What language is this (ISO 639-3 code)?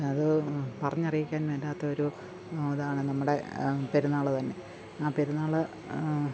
mal